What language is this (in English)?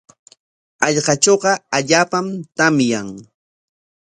Corongo Ancash Quechua